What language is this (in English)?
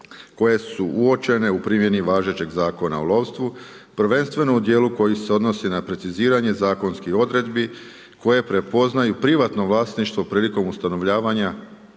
Croatian